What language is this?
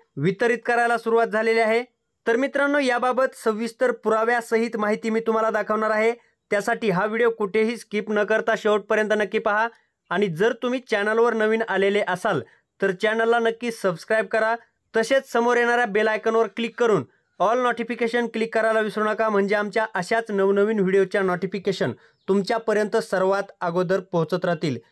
Marathi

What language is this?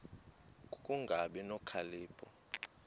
Xhosa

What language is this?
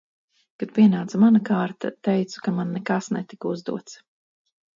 Latvian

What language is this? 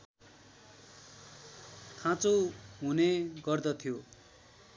Nepali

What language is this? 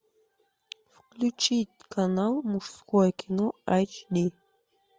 Russian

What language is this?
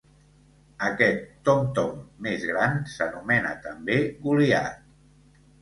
Catalan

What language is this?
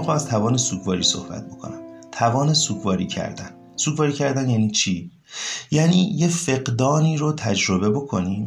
Persian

